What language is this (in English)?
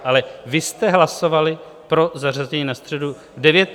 Czech